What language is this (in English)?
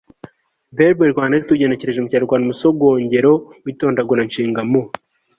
Kinyarwanda